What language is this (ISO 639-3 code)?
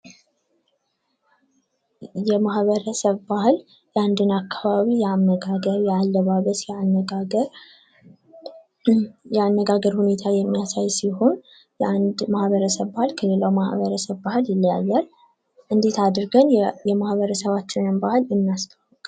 amh